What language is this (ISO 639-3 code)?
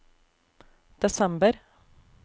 nor